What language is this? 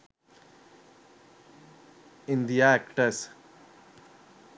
Sinhala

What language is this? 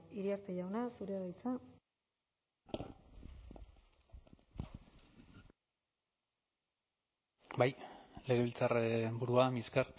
Basque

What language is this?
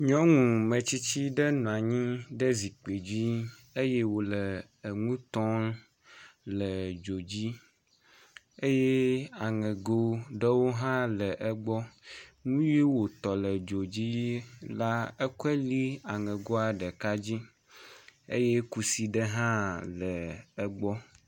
Ewe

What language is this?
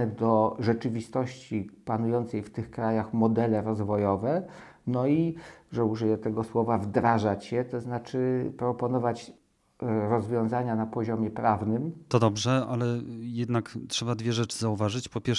Polish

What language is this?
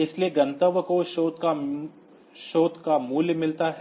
Hindi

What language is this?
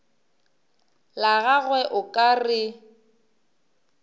Northern Sotho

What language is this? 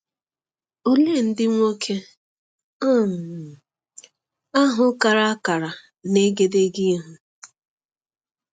Igbo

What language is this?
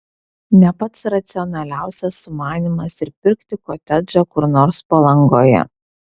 Lithuanian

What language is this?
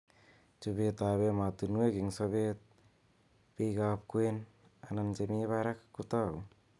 Kalenjin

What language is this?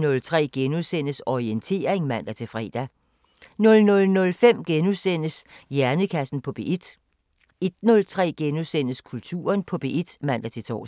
Danish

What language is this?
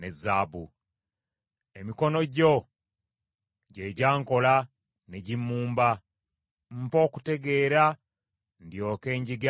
Ganda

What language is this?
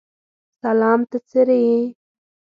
Pashto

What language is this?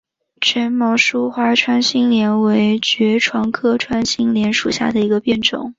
Chinese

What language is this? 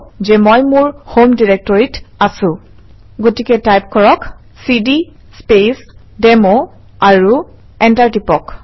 Assamese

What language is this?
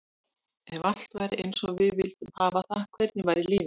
Icelandic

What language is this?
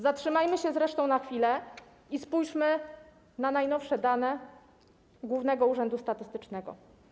Polish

